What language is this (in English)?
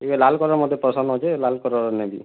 Odia